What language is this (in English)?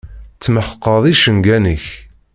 Kabyle